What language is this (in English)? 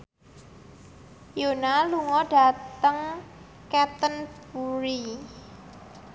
Javanese